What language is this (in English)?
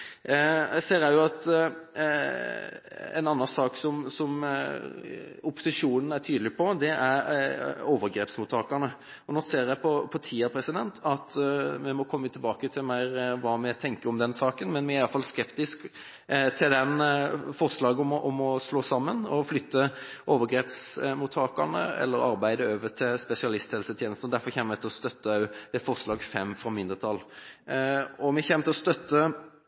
Norwegian Bokmål